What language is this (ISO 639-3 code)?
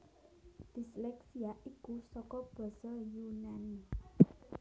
jav